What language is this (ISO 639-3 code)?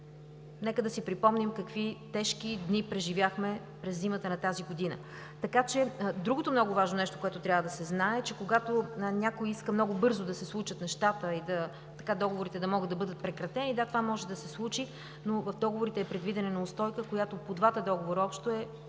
bul